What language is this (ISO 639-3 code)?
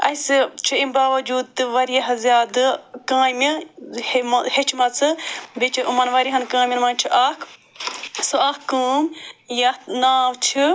kas